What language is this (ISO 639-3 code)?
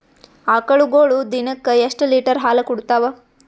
kan